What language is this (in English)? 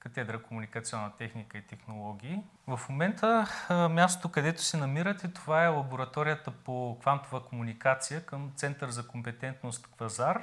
Bulgarian